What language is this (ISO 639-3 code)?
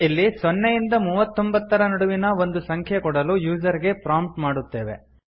kan